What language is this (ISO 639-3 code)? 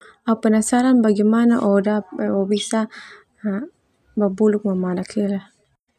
twu